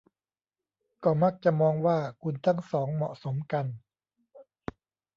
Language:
Thai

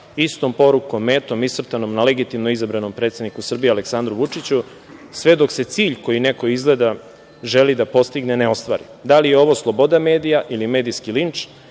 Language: Serbian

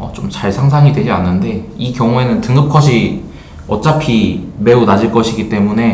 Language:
Korean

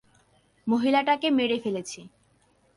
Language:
Bangla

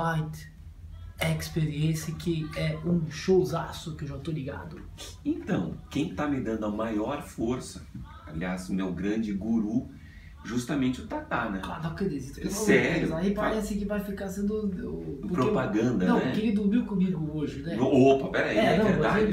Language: Portuguese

